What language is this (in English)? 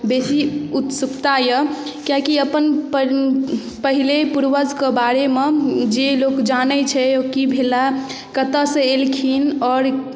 Maithili